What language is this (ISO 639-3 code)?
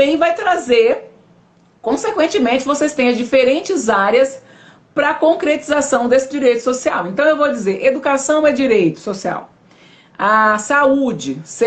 por